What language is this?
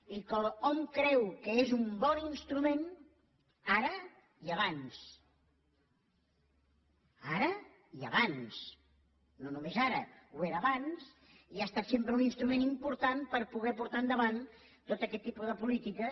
Catalan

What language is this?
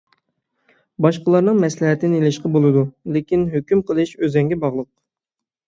Uyghur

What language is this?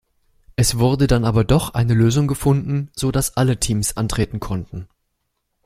German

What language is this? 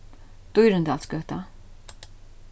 Faroese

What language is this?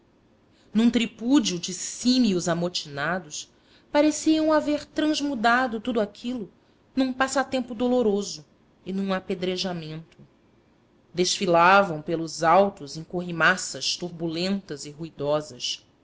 Portuguese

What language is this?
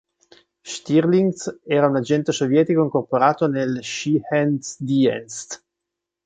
Italian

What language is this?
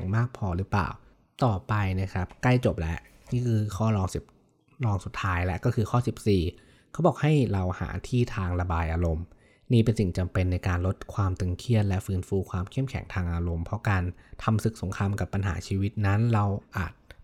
Thai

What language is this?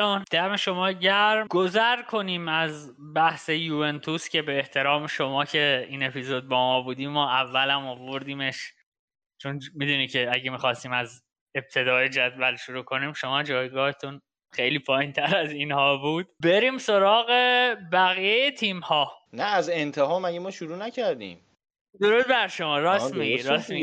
Persian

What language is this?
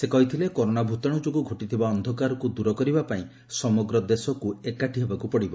Odia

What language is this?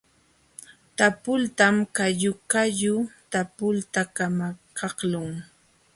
Jauja Wanca Quechua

